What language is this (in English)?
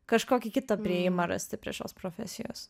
Lithuanian